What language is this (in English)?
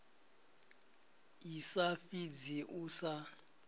Venda